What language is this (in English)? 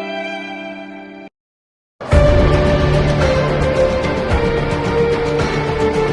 Italian